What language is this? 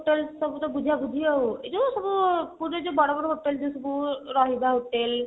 Odia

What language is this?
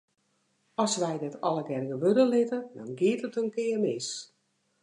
Western Frisian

